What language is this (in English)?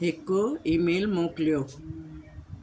Sindhi